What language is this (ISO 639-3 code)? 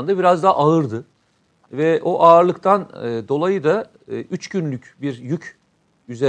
tur